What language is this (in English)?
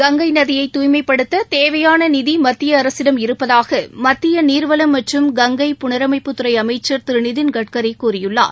Tamil